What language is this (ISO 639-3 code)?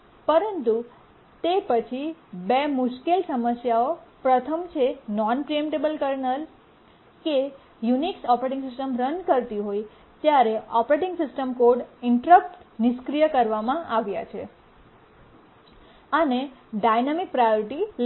guj